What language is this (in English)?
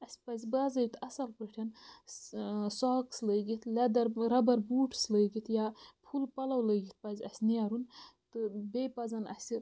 Kashmiri